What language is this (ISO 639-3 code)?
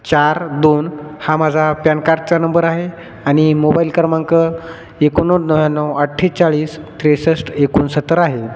mar